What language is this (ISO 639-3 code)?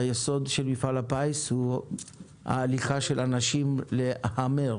heb